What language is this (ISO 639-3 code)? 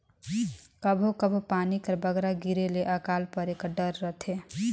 hne